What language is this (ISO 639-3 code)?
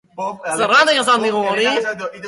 eus